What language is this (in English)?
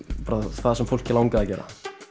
Icelandic